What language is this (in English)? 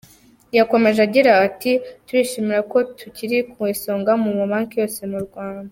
Kinyarwanda